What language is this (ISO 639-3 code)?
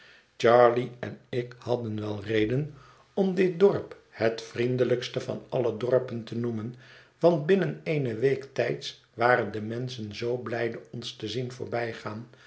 nld